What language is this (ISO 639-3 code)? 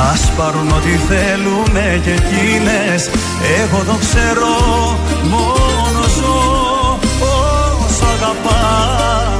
ell